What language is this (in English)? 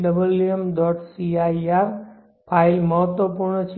Gujarati